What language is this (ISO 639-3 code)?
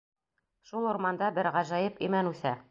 bak